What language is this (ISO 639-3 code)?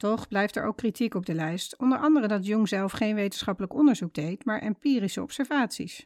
nld